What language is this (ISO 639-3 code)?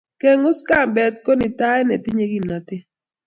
kln